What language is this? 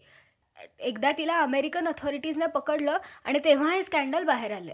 Marathi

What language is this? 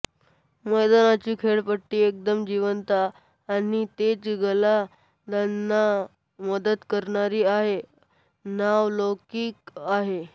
Marathi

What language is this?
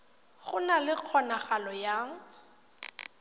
Tswana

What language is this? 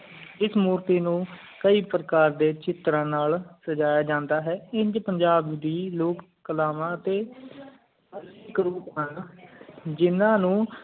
Punjabi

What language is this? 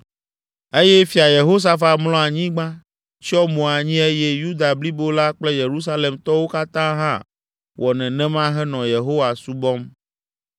Ewe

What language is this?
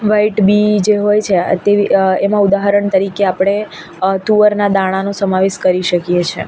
Gujarati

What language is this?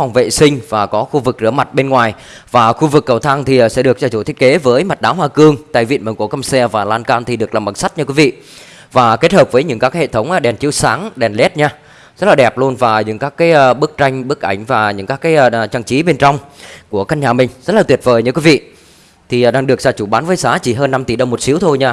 Vietnamese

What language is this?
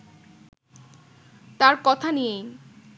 Bangla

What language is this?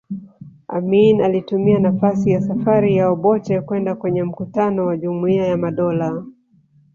Swahili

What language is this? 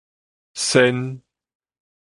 Min Nan Chinese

